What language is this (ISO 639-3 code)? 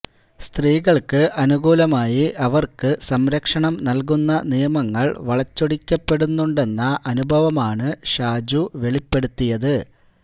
mal